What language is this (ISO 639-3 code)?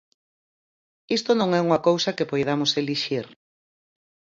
glg